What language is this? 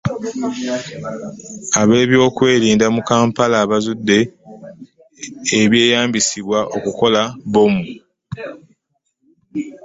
Ganda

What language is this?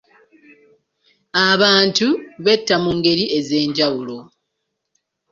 Ganda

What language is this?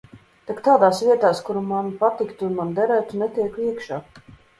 Latvian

